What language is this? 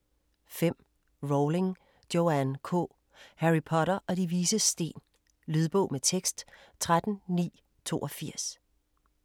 Danish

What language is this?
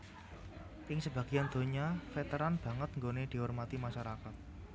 Javanese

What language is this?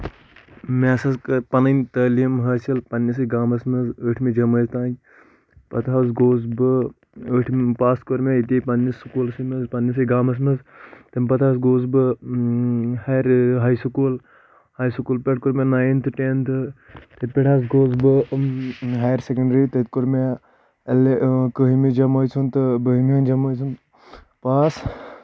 Kashmiri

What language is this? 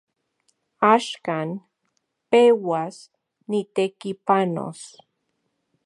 Central Puebla Nahuatl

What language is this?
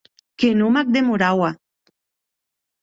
Occitan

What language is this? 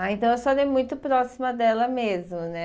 Portuguese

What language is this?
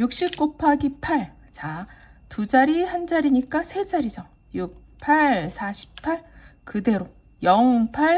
Korean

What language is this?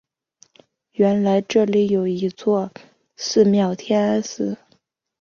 Chinese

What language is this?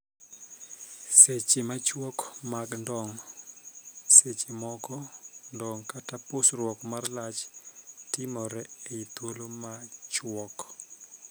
Luo (Kenya and Tanzania)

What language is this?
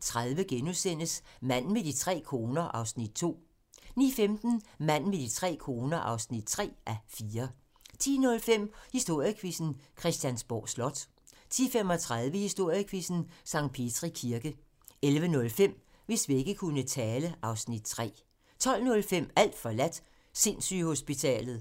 Danish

